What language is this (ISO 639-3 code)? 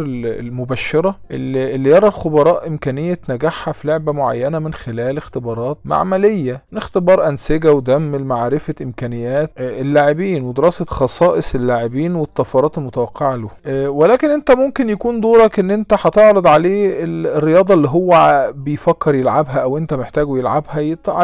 ara